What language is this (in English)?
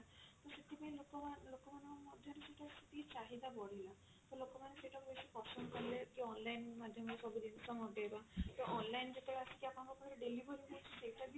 Odia